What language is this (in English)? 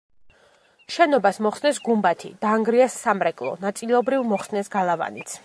Georgian